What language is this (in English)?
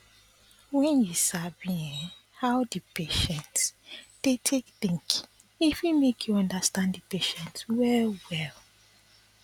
Nigerian Pidgin